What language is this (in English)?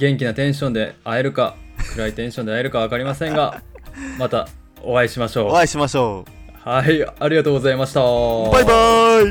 Japanese